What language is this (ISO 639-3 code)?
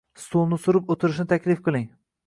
uzb